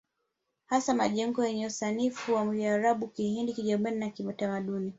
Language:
Swahili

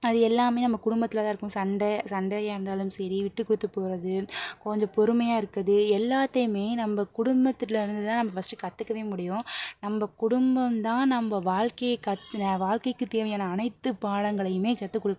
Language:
Tamil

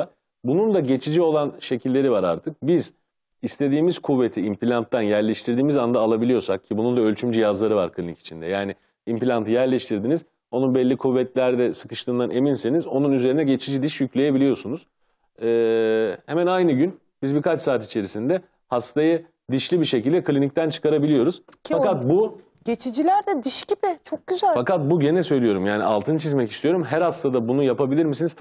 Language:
Turkish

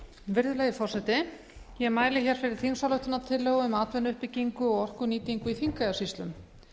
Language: Icelandic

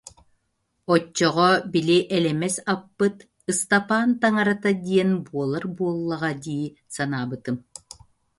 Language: Yakut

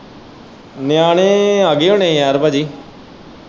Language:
Punjabi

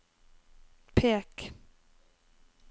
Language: Norwegian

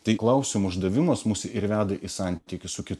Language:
Lithuanian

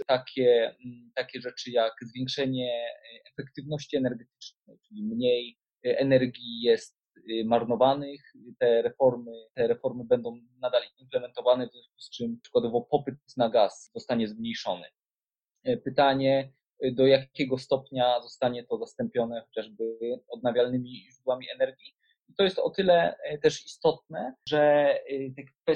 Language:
Polish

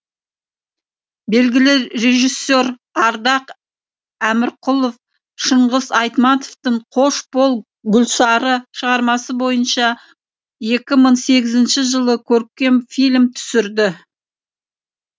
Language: Kazakh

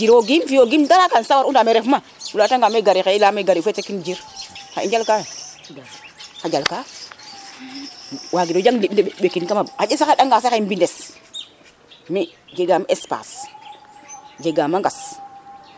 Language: Serer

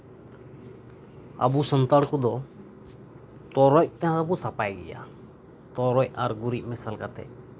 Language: Santali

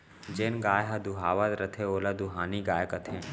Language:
Chhattisgarhi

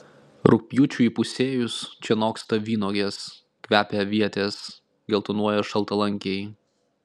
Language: Lithuanian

